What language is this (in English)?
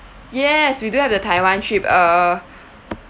English